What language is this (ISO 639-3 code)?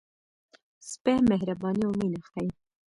pus